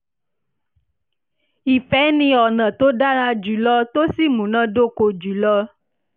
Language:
Yoruba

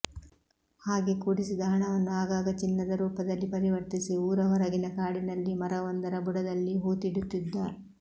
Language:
Kannada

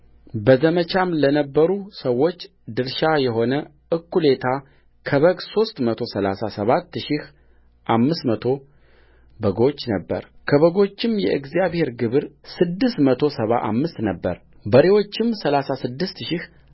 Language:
Amharic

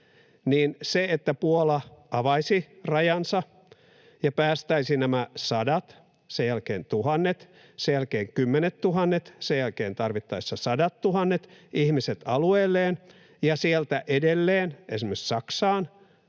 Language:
Finnish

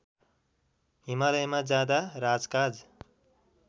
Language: Nepali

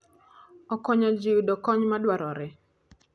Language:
Luo (Kenya and Tanzania)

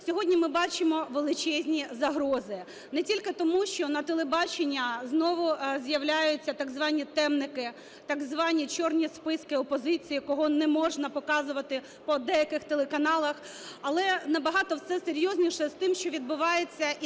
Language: Ukrainian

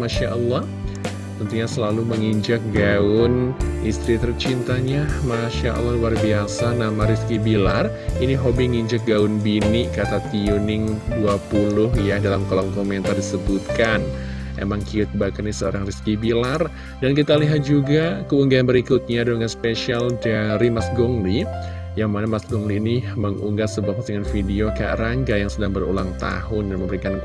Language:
Indonesian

